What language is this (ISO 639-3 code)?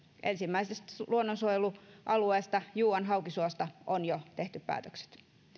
fin